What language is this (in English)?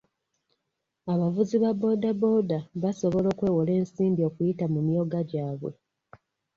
Ganda